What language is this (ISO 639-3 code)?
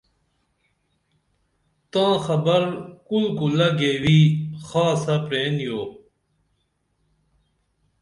dml